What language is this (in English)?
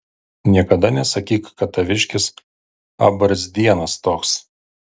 Lithuanian